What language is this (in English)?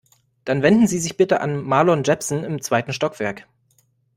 German